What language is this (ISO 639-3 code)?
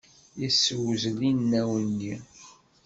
kab